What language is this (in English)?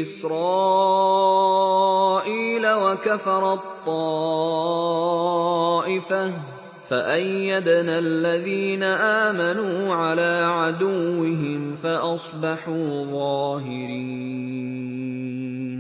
Arabic